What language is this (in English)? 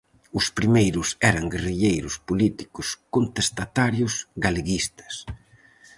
Galician